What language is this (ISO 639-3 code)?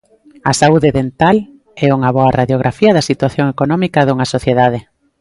glg